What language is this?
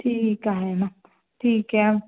Marathi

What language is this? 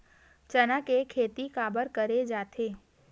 Chhattisgarhi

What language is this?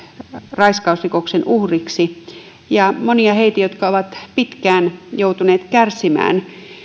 Finnish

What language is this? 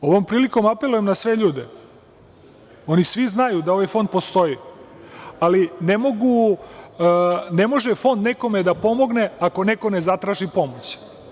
Serbian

